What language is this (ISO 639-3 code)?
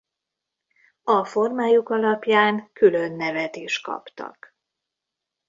hun